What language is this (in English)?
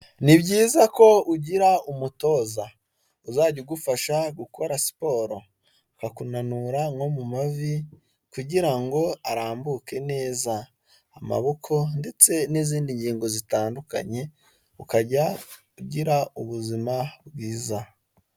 Kinyarwanda